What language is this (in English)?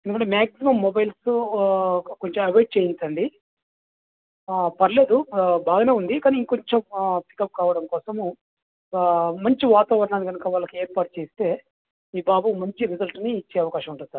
Telugu